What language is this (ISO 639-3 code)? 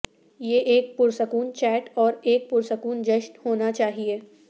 urd